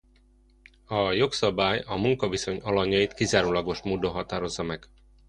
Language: Hungarian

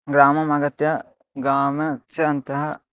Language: Sanskrit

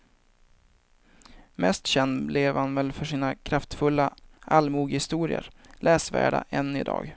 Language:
Swedish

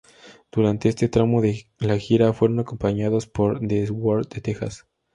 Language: Spanish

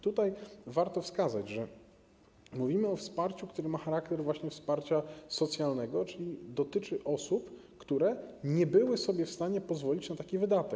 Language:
Polish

